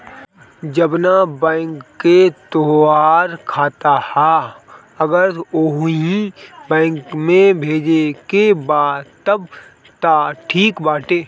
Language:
Bhojpuri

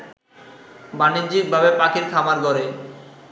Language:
Bangla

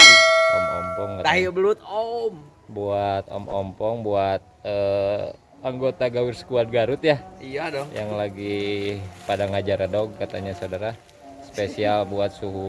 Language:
Indonesian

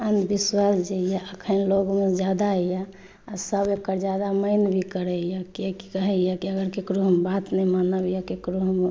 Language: Maithili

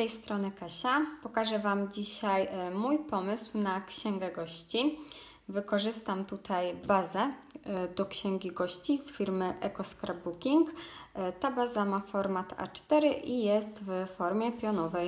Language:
Polish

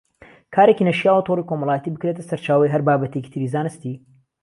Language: Central Kurdish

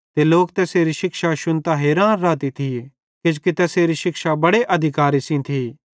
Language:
Bhadrawahi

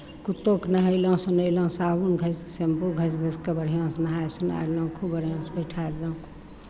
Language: Maithili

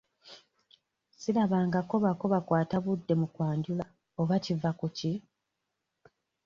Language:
Ganda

